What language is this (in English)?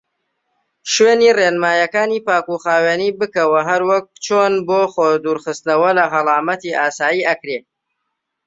Central Kurdish